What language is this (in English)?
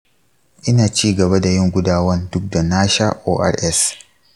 Hausa